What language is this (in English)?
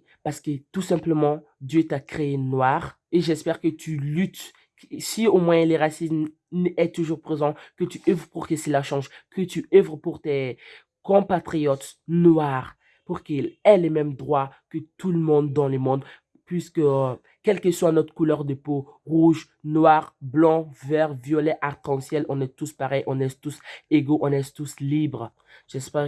French